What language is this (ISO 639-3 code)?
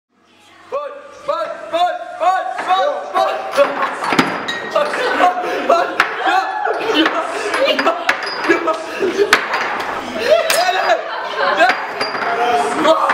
jpn